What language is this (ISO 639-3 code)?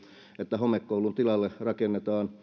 fin